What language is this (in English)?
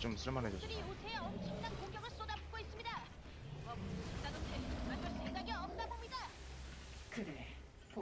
Korean